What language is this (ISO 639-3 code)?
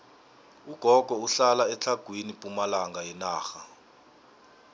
nbl